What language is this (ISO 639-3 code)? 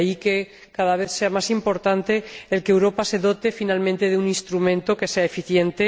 spa